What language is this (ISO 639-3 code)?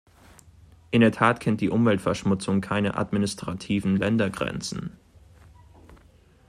deu